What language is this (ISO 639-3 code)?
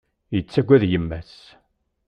kab